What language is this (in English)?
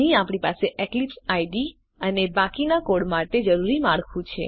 Gujarati